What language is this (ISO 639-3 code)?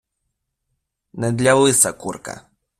ukr